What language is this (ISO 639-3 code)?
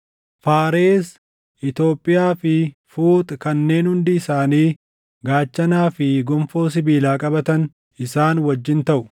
orm